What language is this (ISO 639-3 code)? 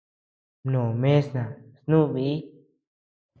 cux